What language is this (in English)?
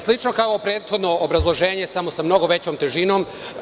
Serbian